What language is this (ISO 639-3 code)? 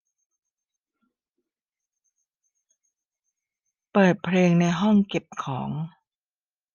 tha